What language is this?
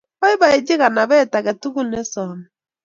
Kalenjin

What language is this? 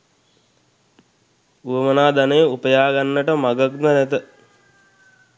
Sinhala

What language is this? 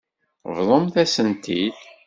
Kabyle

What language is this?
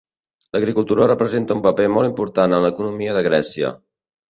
Catalan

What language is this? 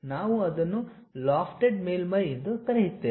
Kannada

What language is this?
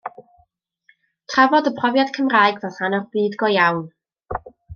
Welsh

